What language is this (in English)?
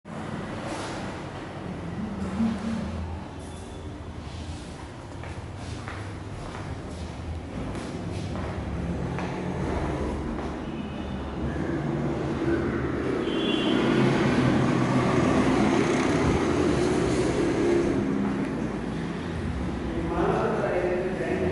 Kannada